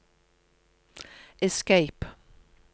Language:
Norwegian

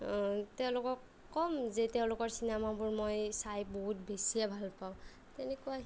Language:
Assamese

